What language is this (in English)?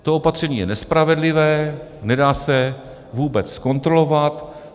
Czech